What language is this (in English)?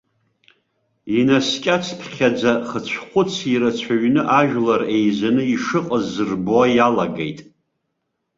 Abkhazian